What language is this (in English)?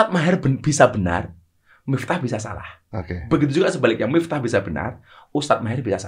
Indonesian